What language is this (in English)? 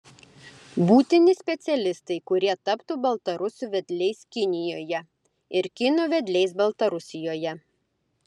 Lithuanian